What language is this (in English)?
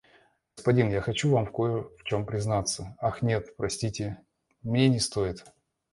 Russian